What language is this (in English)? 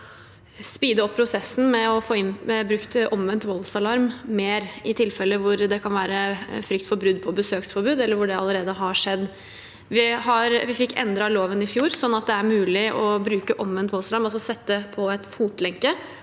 Norwegian